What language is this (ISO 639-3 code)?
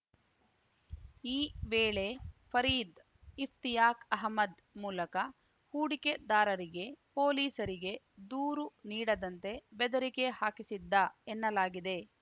kan